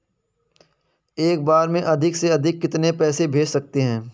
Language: Hindi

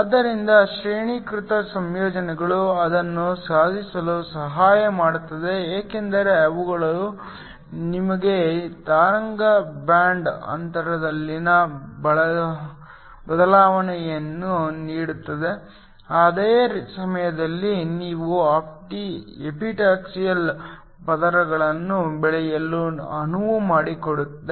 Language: Kannada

